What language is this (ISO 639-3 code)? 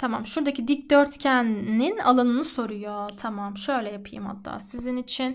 tur